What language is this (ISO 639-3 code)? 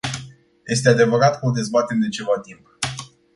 ron